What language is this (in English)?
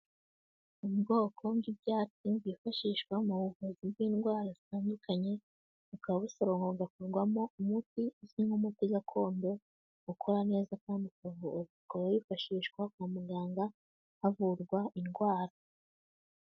Kinyarwanda